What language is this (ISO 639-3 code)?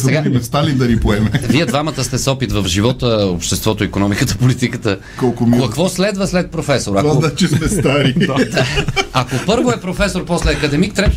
bul